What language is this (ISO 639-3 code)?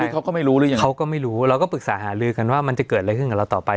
tha